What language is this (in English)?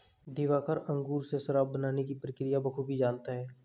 Hindi